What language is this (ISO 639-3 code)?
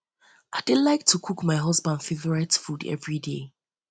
pcm